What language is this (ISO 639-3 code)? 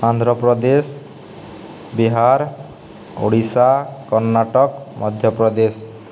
ori